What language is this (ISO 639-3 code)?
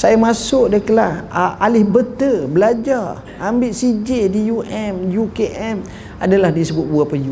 msa